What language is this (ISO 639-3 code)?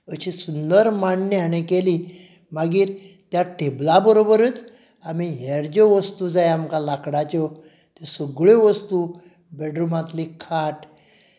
kok